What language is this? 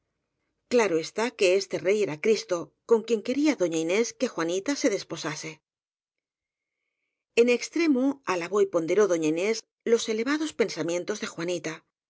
Spanish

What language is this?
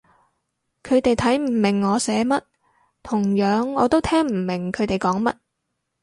Cantonese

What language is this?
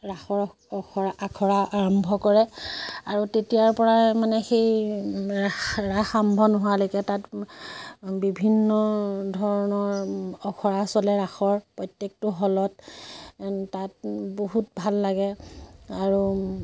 Assamese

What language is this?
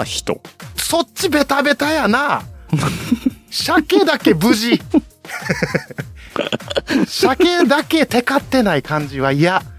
Japanese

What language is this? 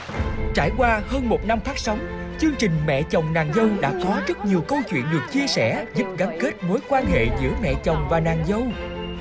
Vietnamese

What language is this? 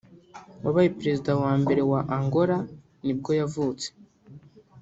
Kinyarwanda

